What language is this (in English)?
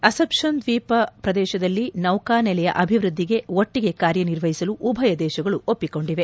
Kannada